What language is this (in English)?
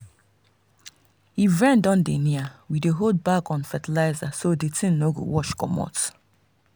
Nigerian Pidgin